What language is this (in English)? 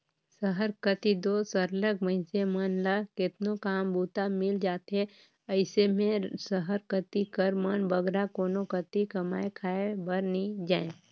Chhattisgarhi